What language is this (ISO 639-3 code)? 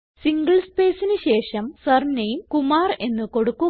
mal